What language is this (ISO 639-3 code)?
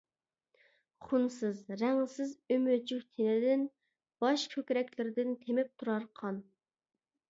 uig